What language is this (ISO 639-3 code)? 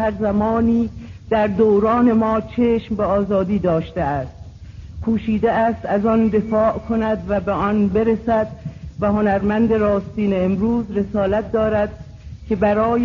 fas